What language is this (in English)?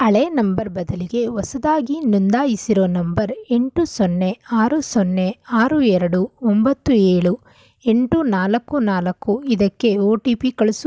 Kannada